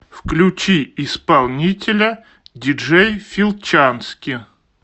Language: Russian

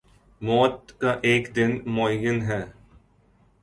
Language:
Urdu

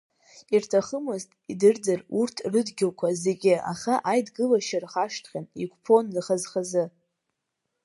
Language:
Abkhazian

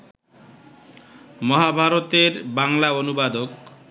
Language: Bangla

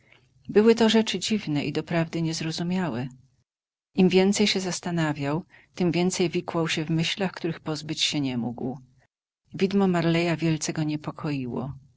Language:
Polish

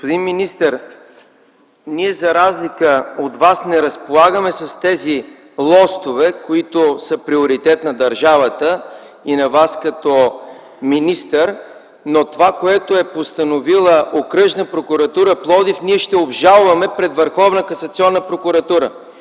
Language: Bulgarian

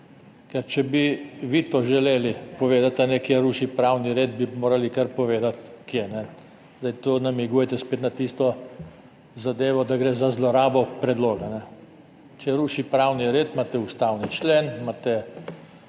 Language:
Slovenian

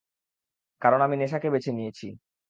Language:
Bangla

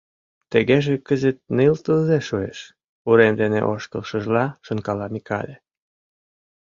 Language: Mari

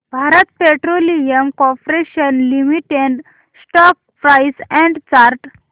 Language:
Marathi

